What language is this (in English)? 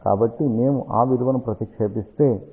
Telugu